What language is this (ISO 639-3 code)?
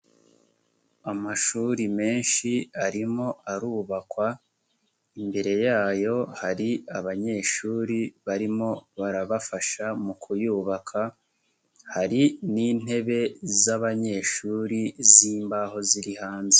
kin